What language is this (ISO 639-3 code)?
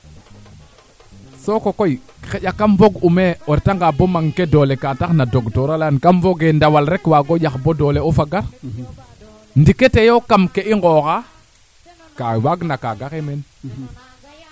srr